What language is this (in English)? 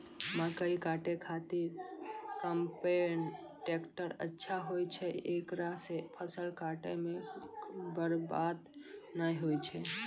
Maithili